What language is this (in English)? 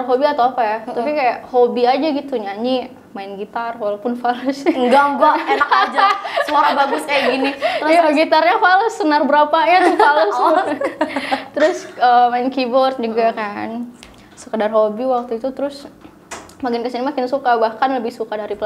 Indonesian